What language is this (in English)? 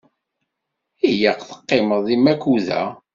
Kabyle